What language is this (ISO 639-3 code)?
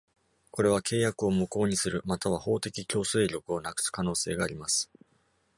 jpn